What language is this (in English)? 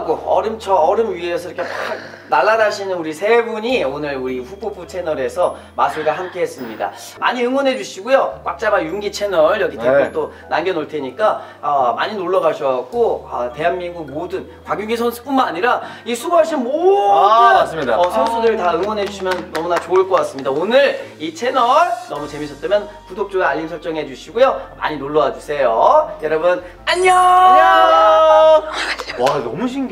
Korean